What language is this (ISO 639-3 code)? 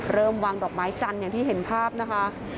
tha